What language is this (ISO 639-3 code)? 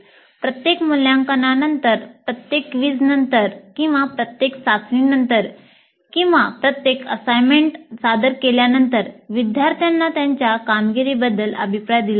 mar